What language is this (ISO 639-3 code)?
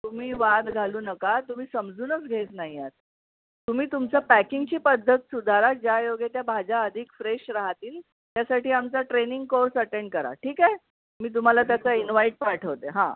mar